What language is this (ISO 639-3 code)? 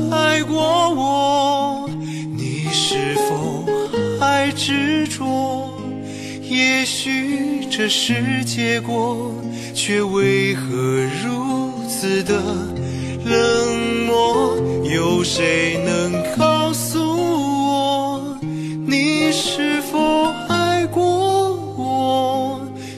zho